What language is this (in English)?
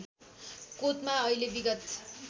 Nepali